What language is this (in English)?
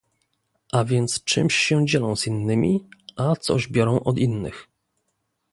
Polish